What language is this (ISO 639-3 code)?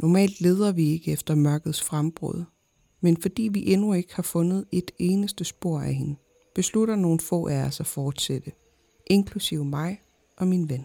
dan